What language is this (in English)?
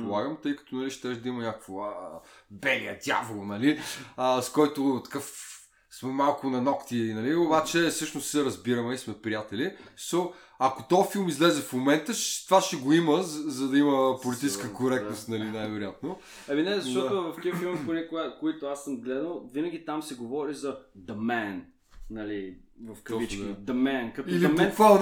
Bulgarian